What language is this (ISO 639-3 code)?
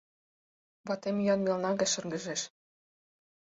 chm